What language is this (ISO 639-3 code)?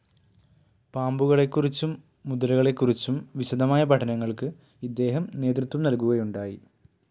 mal